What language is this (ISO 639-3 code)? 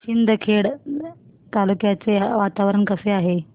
mar